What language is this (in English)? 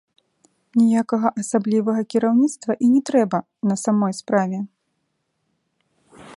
Belarusian